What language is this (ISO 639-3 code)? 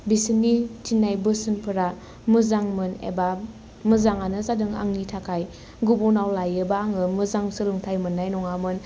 brx